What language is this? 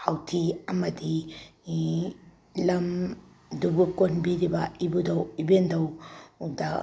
Manipuri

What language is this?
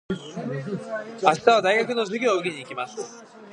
Japanese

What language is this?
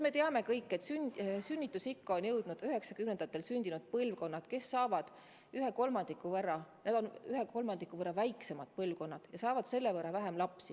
Estonian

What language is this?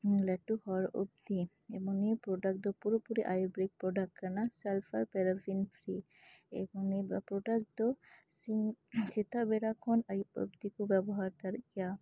Santali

